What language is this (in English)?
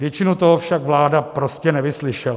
Czech